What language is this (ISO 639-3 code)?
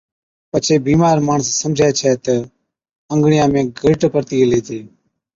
odk